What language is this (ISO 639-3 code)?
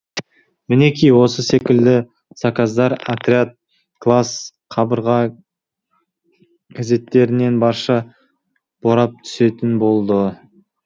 kaz